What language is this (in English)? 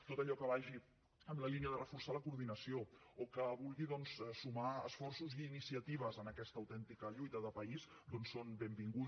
Catalan